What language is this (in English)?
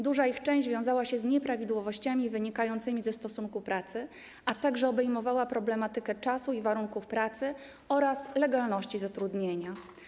Polish